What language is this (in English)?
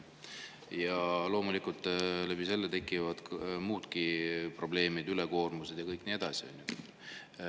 Estonian